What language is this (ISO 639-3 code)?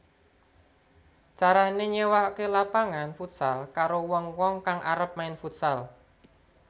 jav